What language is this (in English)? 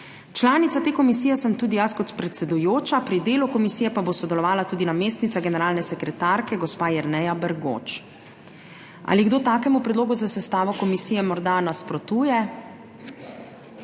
Slovenian